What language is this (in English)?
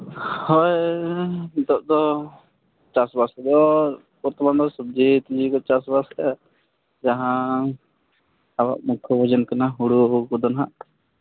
Santali